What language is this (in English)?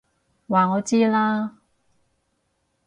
Cantonese